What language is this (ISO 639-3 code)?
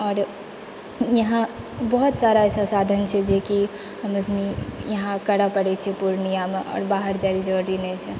mai